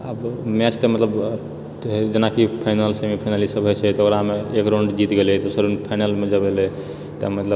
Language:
Maithili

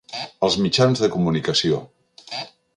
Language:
Catalan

